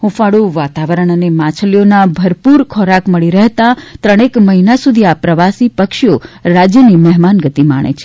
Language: Gujarati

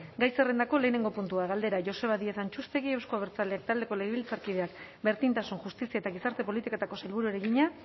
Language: Basque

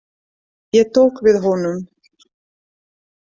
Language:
Icelandic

